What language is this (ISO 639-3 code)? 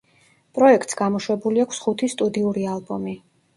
kat